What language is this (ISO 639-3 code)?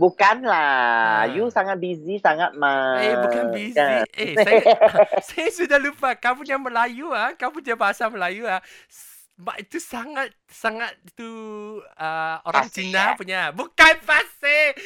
msa